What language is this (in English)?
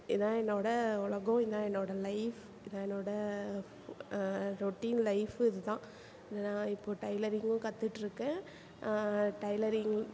Tamil